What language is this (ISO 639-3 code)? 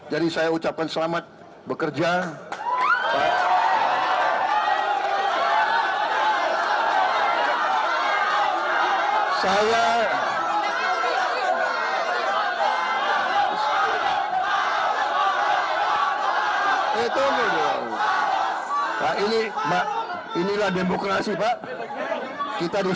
ind